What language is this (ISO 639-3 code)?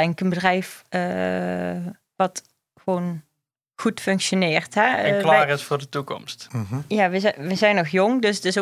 nld